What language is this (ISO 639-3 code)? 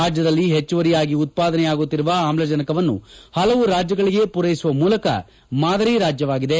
kan